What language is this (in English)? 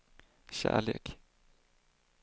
Swedish